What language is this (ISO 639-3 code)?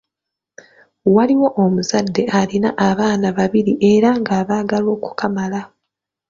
lug